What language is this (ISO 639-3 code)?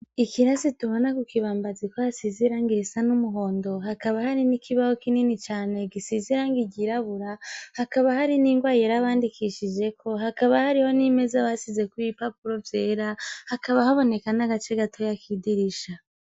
run